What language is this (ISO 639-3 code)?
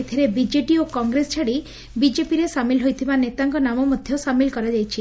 ori